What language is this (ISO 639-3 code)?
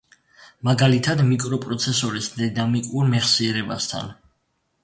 kat